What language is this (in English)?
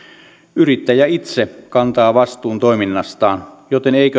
Finnish